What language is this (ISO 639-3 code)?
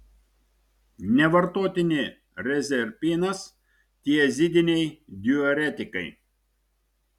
lit